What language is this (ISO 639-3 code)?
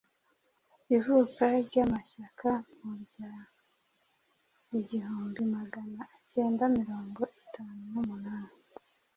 kin